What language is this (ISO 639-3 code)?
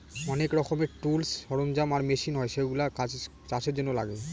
ben